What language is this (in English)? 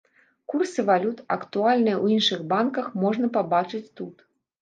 Belarusian